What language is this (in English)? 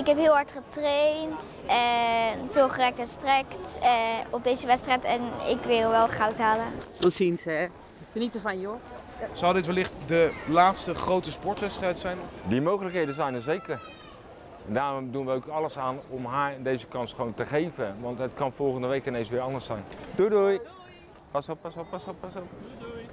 Dutch